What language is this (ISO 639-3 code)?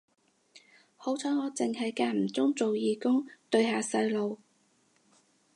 yue